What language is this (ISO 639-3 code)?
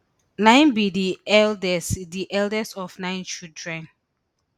pcm